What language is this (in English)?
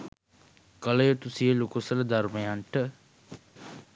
Sinhala